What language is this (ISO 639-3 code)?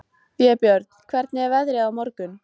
isl